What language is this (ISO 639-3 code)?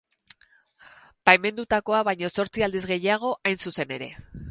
eus